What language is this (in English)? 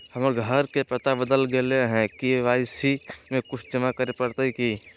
Magahi